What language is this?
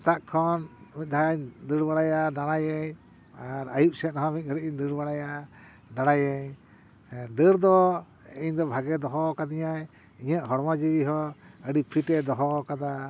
Santali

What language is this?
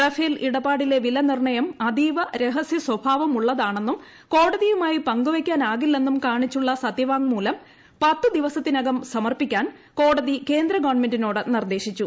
Malayalam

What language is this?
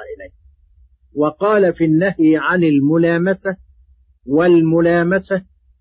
Arabic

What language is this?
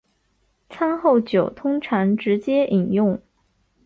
Chinese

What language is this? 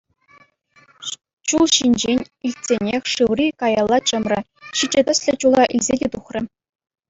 Chuvash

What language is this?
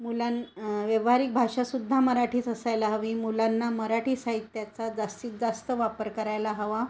Marathi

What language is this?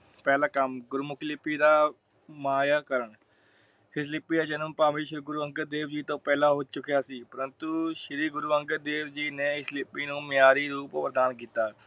Punjabi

